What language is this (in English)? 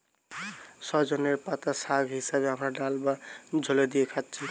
Bangla